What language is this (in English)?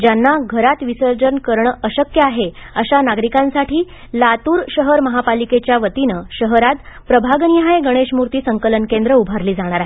Marathi